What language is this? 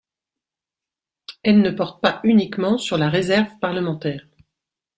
French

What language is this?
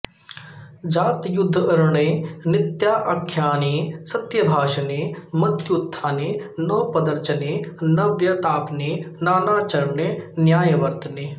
Sanskrit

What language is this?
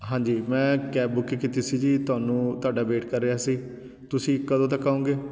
Punjabi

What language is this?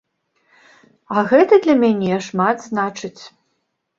Belarusian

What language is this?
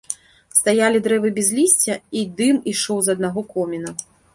Belarusian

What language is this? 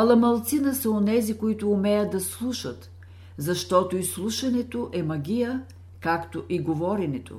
Bulgarian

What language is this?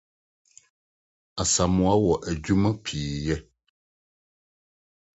Akan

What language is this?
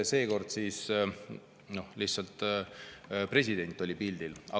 Estonian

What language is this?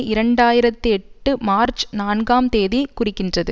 Tamil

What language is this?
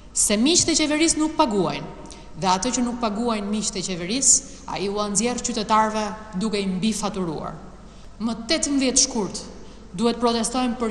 Romanian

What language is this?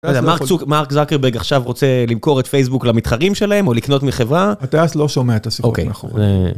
Hebrew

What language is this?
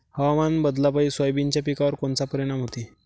Marathi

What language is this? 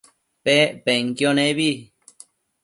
Matsés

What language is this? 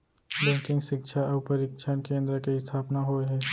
Chhattisgarhi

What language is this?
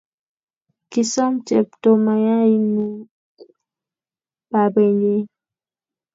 Kalenjin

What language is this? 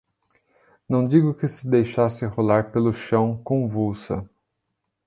Portuguese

